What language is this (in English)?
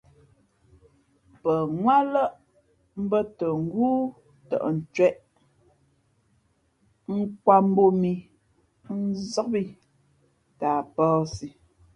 Fe'fe'